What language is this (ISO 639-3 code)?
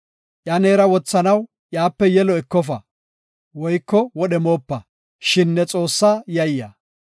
gof